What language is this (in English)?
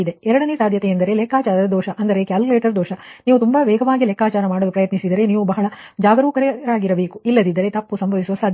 Kannada